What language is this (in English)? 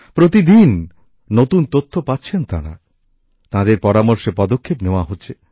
Bangla